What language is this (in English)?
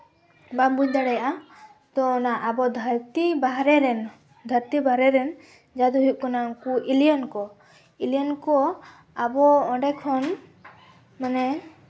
Santali